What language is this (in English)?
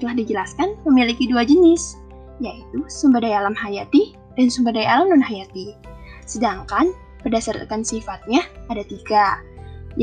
Indonesian